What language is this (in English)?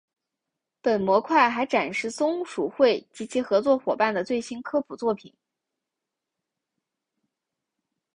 Chinese